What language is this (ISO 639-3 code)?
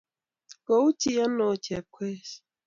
kln